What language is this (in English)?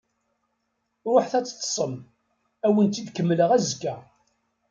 Kabyle